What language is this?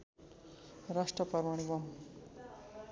Nepali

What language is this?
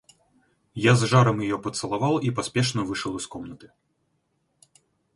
Russian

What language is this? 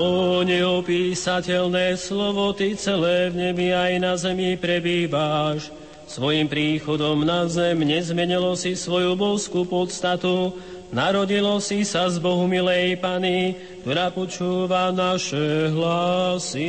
Slovak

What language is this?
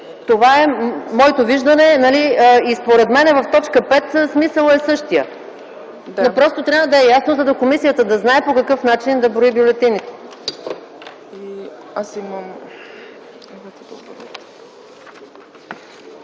Bulgarian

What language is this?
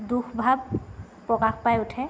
Assamese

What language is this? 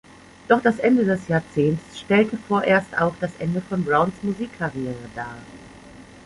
German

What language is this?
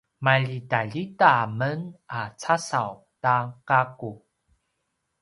Paiwan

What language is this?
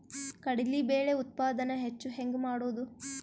Kannada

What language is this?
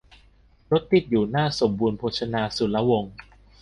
Thai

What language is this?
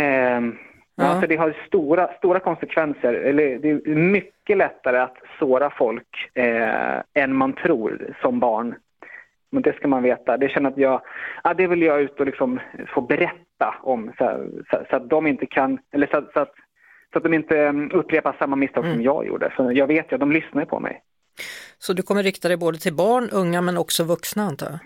Swedish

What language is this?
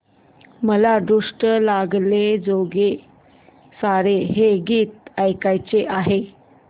Marathi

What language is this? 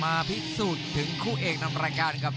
Thai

